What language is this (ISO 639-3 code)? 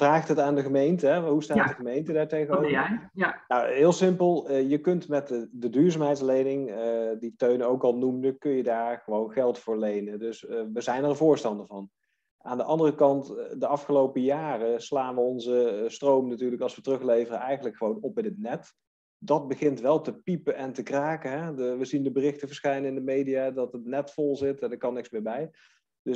nld